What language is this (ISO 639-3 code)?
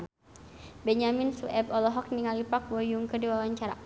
sun